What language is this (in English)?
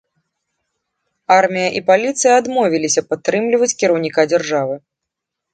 Belarusian